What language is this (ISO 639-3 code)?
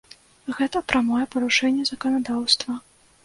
bel